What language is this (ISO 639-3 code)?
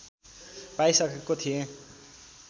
nep